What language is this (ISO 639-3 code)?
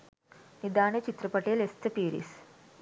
sin